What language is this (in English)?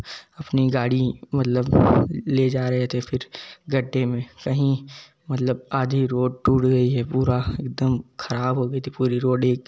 Hindi